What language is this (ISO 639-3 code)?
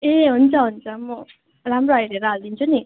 nep